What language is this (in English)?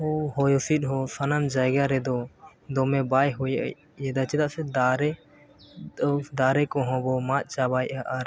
Santali